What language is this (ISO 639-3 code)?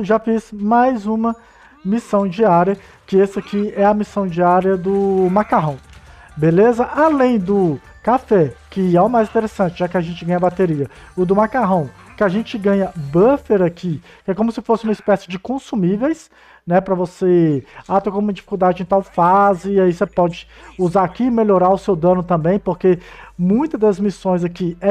por